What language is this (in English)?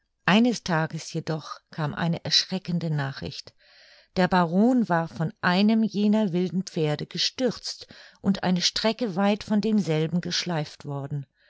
German